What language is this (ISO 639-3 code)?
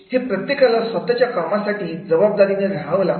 mar